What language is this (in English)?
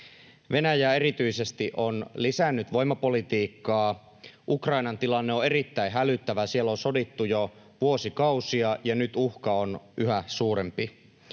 Finnish